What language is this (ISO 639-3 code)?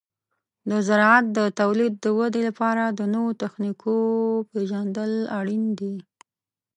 pus